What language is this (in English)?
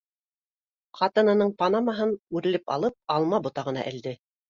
Bashkir